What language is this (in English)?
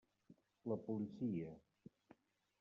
Catalan